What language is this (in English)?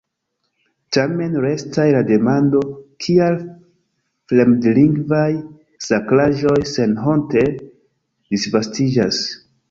Esperanto